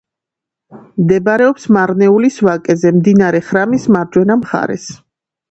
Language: Georgian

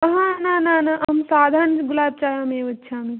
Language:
Sanskrit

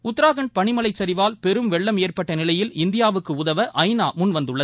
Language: Tamil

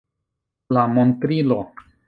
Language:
Esperanto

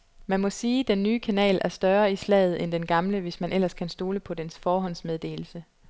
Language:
Danish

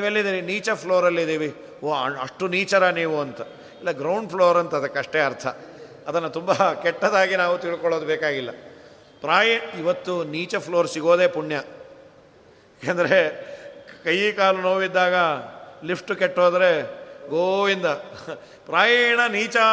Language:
Kannada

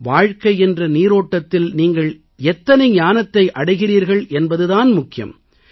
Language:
Tamil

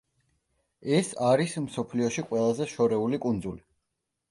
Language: Georgian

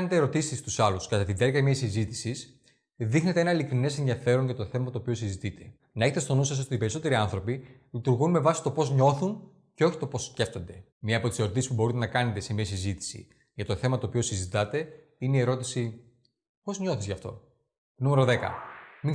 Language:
Greek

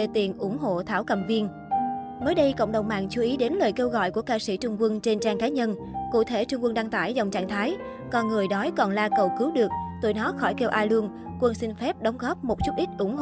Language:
Vietnamese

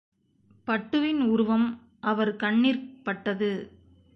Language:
Tamil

